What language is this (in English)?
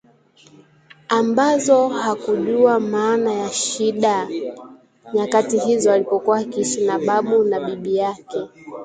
Swahili